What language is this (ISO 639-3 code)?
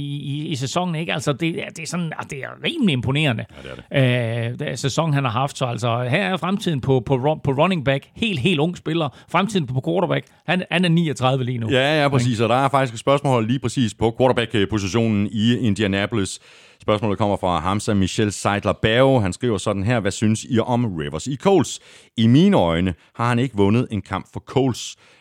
dan